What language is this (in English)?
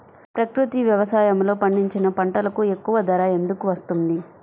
Telugu